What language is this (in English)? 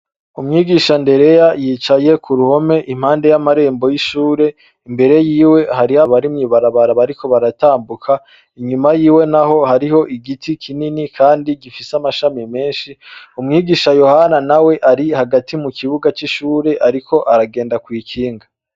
Rundi